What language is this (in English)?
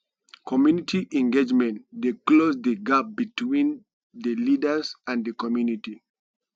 Nigerian Pidgin